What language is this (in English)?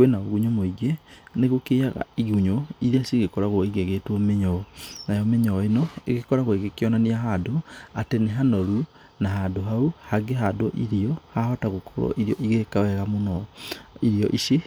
Kikuyu